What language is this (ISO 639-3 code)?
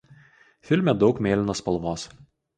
lit